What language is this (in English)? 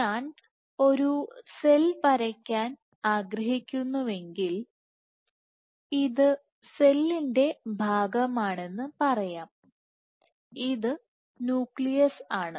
Malayalam